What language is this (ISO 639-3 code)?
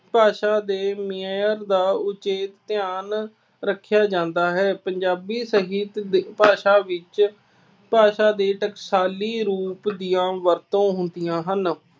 pan